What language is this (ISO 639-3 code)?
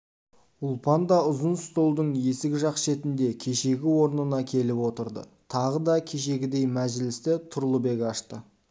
kaz